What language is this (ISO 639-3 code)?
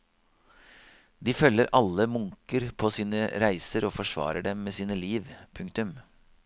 nor